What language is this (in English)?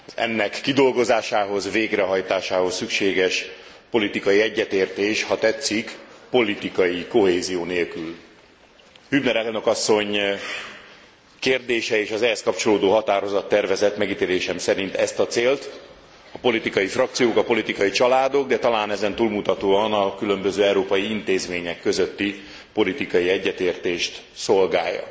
Hungarian